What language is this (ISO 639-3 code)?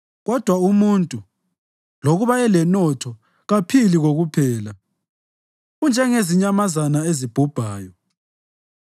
nde